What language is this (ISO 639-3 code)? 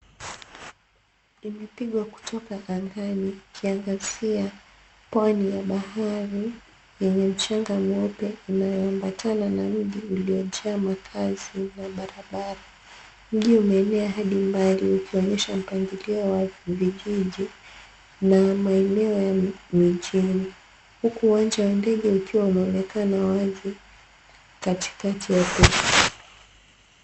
swa